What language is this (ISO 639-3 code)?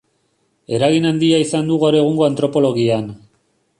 eus